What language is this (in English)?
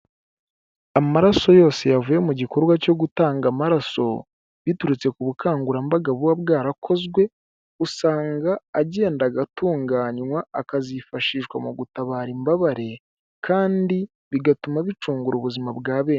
Kinyarwanda